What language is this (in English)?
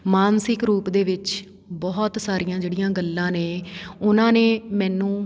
Punjabi